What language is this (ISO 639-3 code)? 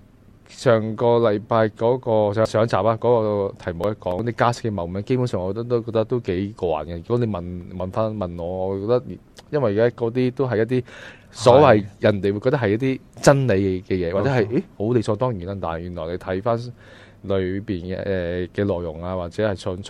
zho